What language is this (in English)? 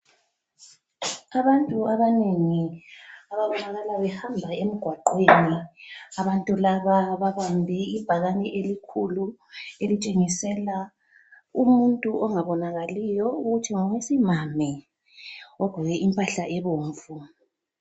North Ndebele